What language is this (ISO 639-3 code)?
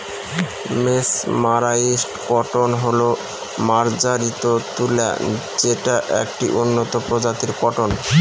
ben